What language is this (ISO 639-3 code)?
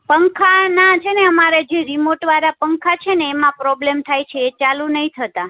guj